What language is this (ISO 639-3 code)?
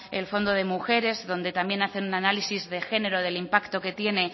spa